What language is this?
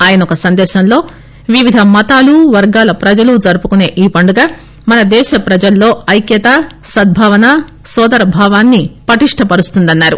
Telugu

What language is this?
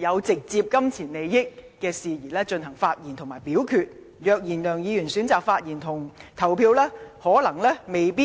Cantonese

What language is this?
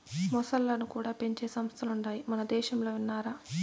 Telugu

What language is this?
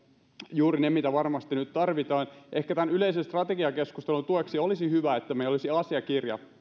Finnish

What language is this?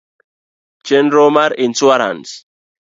Luo (Kenya and Tanzania)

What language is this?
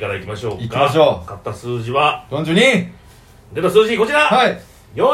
Japanese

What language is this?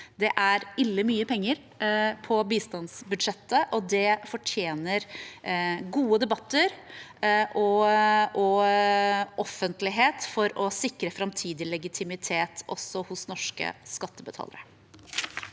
Norwegian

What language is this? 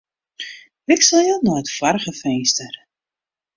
Western Frisian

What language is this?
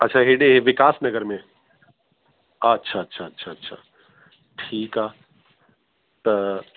Sindhi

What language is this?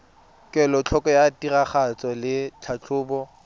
Tswana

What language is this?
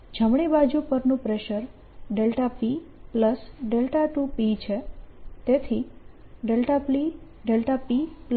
Gujarati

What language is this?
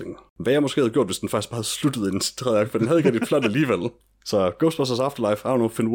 Danish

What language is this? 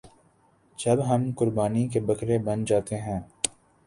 Urdu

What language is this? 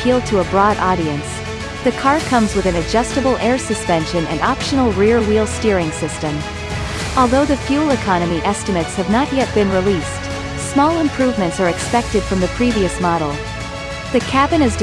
English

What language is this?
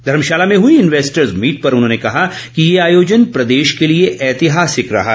Hindi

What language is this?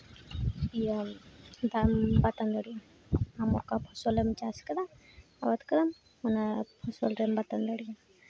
Santali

